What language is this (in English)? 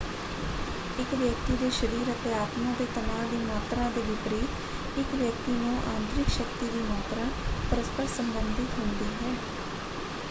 Punjabi